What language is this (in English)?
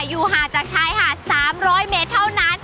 Thai